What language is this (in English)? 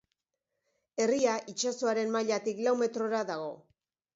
Basque